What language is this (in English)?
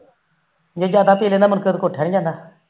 Punjabi